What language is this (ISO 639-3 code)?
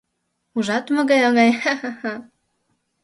chm